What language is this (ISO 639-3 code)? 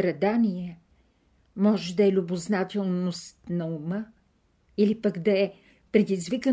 bul